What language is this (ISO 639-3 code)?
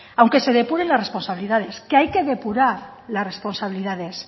spa